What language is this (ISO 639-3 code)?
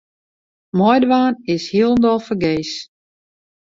fry